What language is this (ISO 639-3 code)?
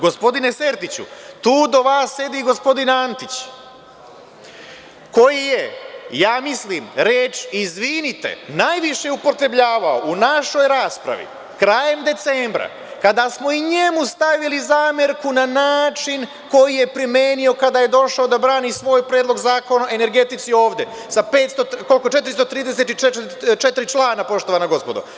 srp